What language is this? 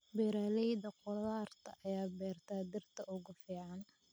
Somali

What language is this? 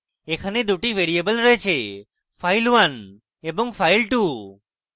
Bangla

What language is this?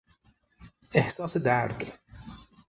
Persian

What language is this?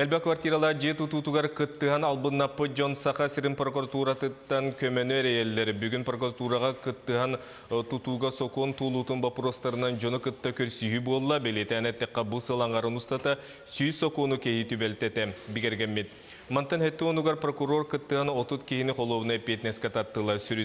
Russian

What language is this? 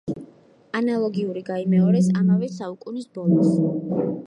Georgian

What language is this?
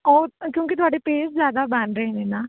Punjabi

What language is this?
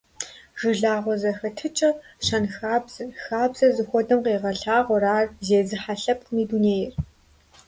Kabardian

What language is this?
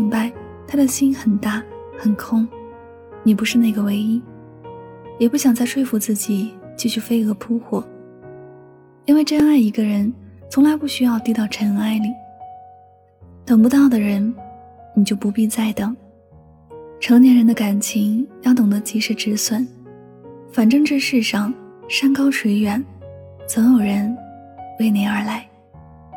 Chinese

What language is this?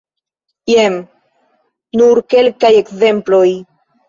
Esperanto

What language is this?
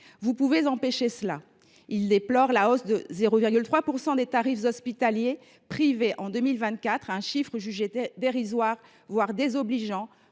French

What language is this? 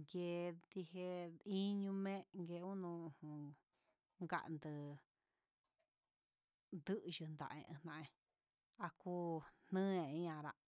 Huitepec Mixtec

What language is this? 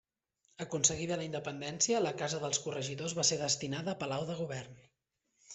Catalan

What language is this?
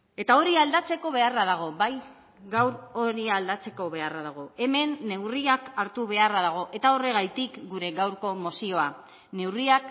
Basque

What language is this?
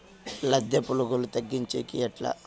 Telugu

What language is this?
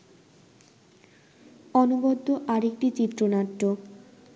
Bangla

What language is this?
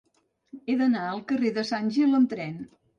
Catalan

